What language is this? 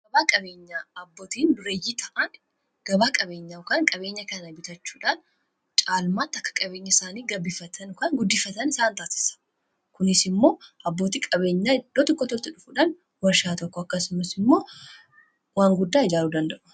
Oromo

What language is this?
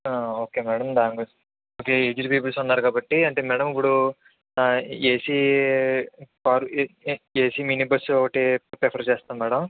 Telugu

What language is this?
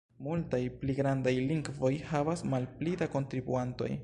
Esperanto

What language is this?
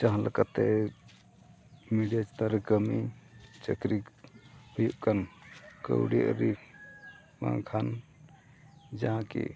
Santali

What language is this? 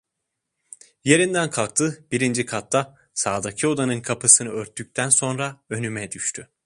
Turkish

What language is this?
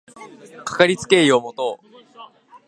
Japanese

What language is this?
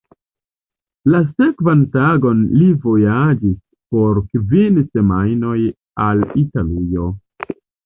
Esperanto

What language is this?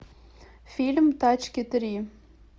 Russian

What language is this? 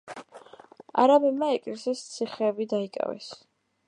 Georgian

